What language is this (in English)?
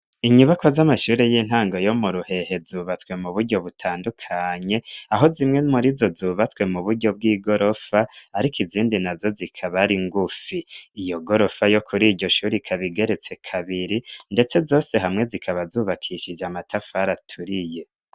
Rundi